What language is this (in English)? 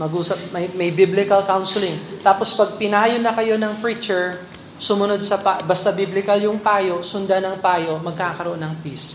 Filipino